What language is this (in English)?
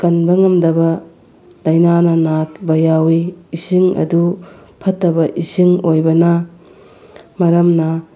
Manipuri